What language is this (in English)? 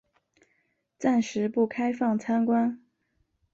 Chinese